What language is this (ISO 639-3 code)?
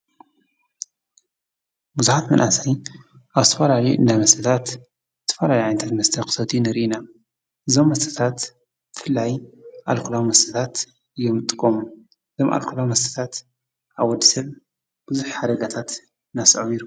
tir